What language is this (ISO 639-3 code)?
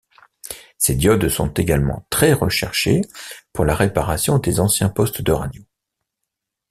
fra